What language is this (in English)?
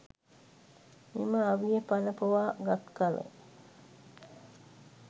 Sinhala